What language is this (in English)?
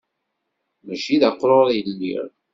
Kabyle